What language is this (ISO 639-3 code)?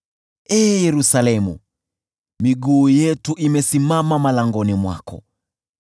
swa